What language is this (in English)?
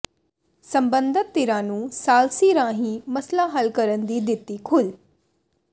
Punjabi